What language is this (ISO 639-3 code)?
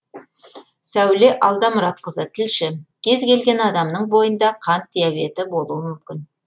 kaz